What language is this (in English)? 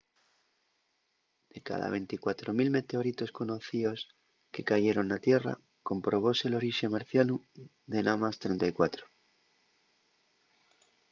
Asturian